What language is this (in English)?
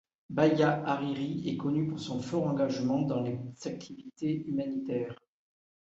French